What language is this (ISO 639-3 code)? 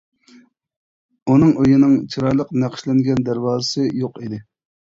uig